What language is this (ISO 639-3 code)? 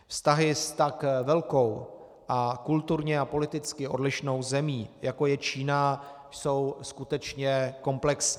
ces